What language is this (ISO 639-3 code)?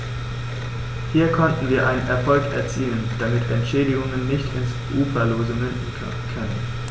deu